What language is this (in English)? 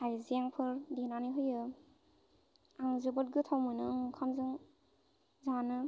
Bodo